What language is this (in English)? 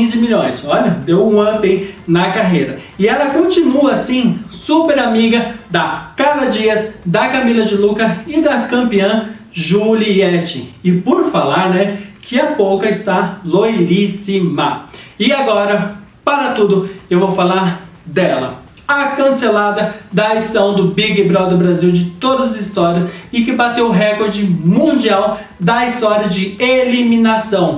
Portuguese